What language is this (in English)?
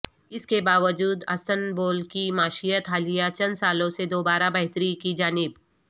Urdu